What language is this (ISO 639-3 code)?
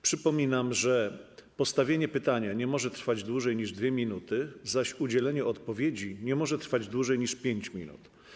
pol